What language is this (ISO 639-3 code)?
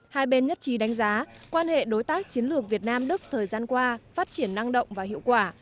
vie